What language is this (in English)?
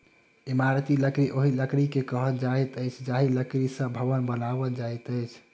Maithili